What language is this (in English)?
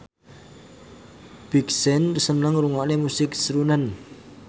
Javanese